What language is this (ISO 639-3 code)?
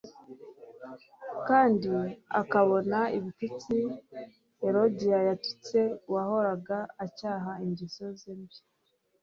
kin